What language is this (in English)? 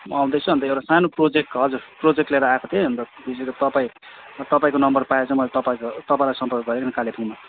Nepali